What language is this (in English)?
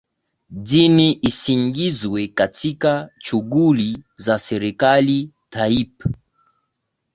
Swahili